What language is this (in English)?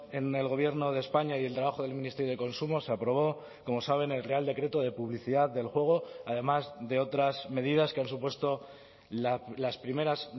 Spanish